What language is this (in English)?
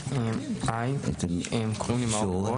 Hebrew